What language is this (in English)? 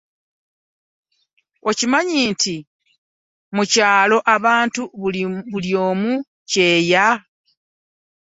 Ganda